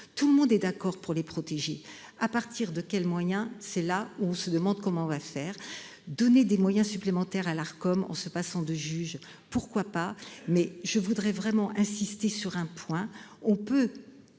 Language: French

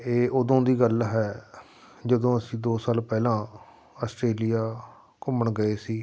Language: Punjabi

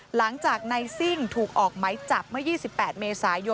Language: Thai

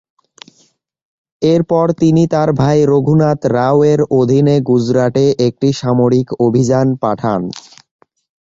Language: Bangla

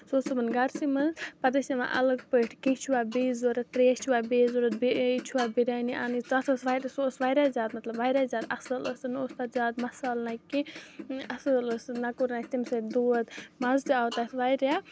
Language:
Kashmiri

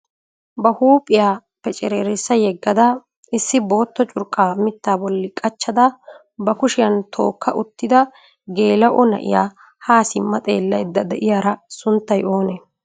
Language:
Wolaytta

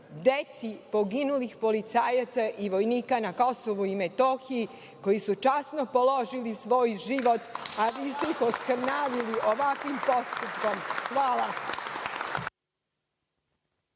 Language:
Serbian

